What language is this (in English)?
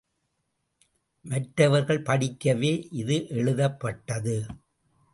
Tamil